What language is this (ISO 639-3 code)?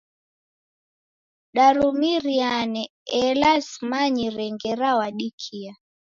dav